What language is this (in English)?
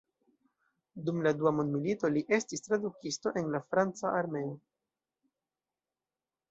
Esperanto